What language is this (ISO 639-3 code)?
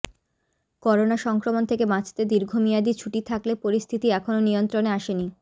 ben